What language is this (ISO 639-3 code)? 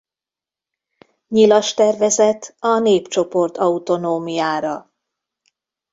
hun